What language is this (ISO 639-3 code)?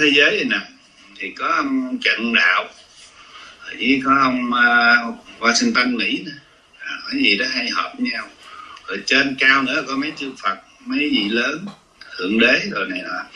vie